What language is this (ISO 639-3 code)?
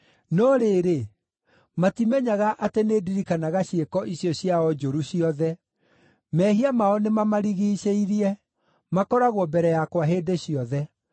kik